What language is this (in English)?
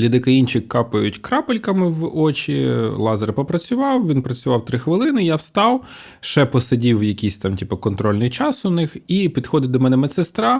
Ukrainian